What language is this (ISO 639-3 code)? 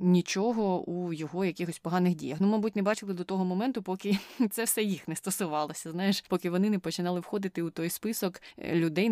ukr